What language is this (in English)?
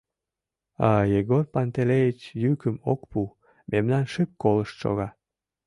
Mari